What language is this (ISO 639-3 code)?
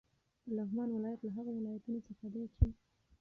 pus